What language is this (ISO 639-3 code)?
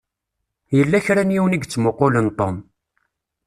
kab